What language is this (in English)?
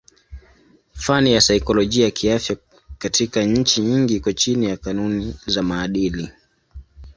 Swahili